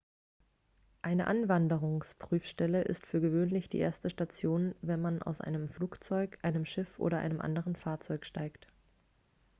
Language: German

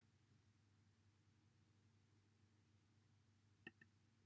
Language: Welsh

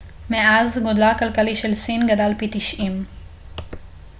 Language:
Hebrew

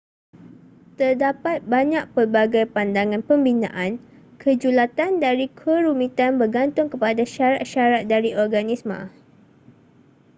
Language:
Malay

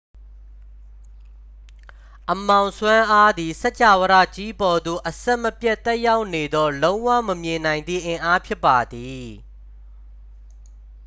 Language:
Burmese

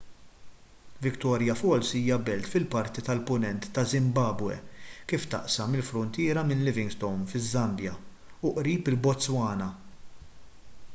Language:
Maltese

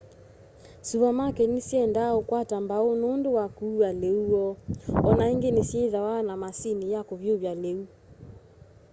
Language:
Kamba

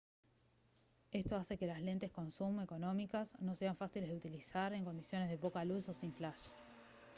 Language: Spanish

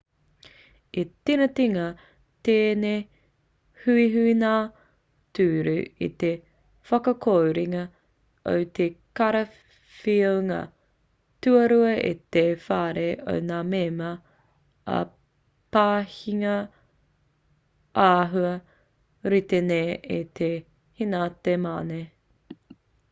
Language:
Māori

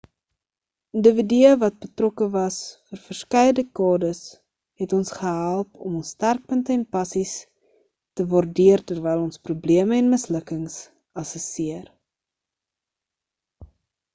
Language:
Afrikaans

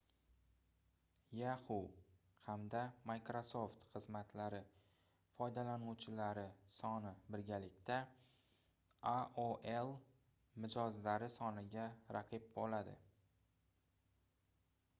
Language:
Uzbek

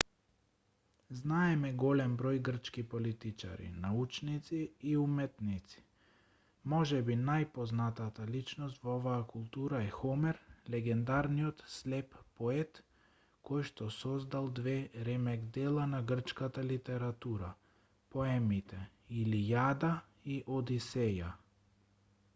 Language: Macedonian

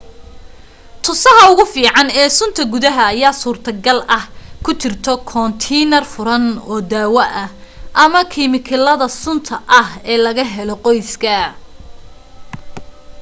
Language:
Somali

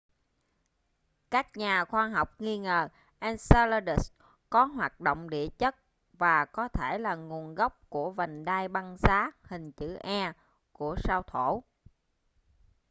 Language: Vietnamese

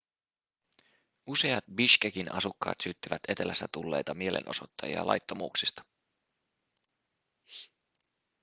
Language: Finnish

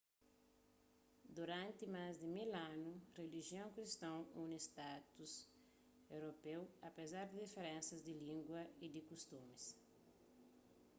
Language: Kabuverdianu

